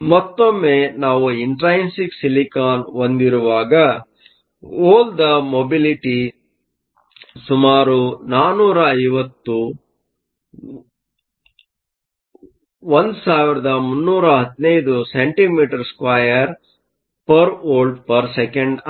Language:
Kannada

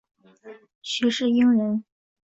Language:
Chinese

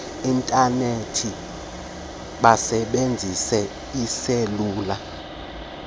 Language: Xhosa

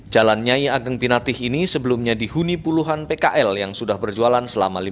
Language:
Indonesian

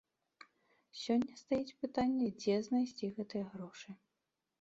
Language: Belarusian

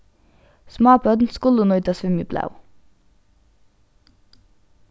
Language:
Faroese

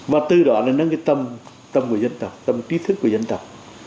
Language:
Vietnamese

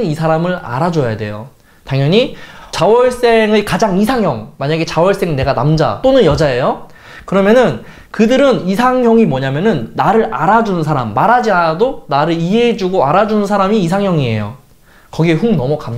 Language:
Korean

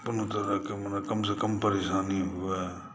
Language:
Maithili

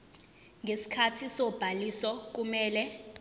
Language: Zulu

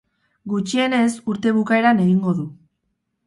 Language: Basque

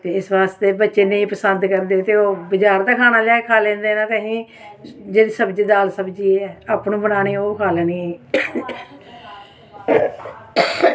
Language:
Dogri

